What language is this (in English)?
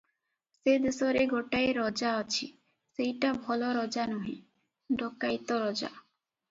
Odia